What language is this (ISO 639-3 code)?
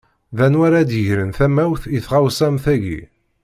kab